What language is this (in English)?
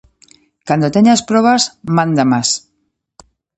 Galician